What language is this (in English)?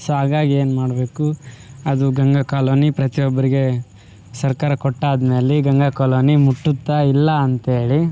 Kannada